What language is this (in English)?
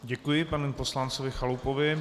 Czech